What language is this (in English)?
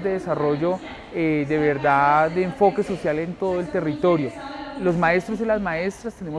Spanish